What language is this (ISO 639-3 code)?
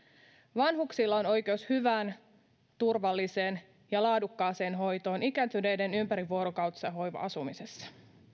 fin